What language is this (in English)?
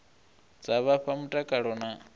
Venda